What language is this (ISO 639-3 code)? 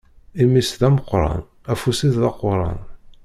kab